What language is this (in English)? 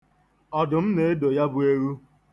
Igbo